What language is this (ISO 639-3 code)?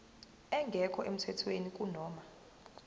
zul